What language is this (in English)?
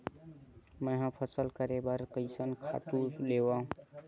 Chhattisgarhi